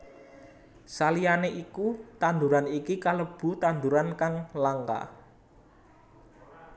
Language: Javanese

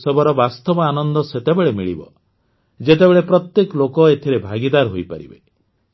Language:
Odia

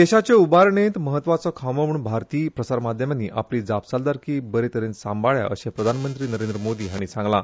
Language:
Konkani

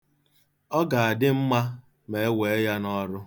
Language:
Igbo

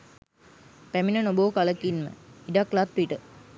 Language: Sinhala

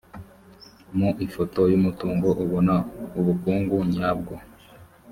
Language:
Kinyarwanda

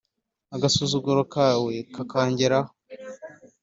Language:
Kinyarwanda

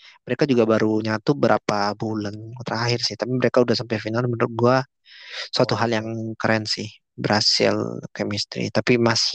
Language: Indonesian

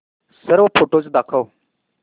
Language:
Marathi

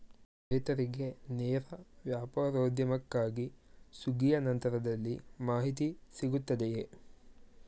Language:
Kannada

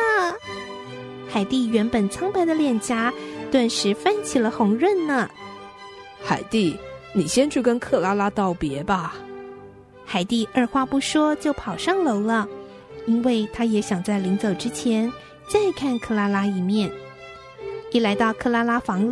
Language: Chinese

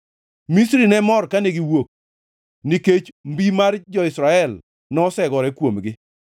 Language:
Luo (Kenya and Tanzania)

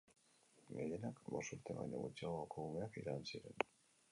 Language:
Basque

